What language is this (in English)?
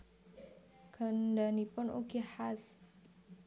Javanese